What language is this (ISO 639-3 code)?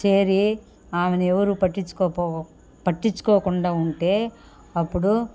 tel